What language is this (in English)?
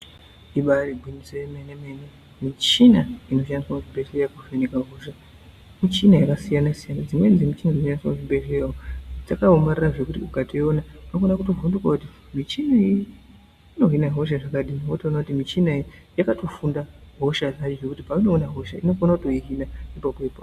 Ndau